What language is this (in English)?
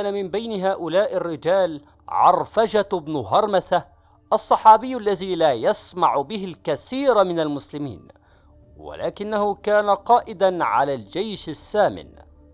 Arabic